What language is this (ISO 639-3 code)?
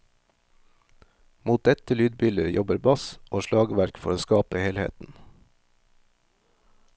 nor